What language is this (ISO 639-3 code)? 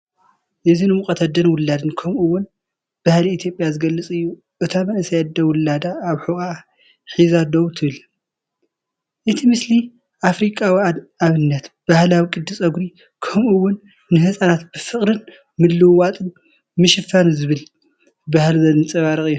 tir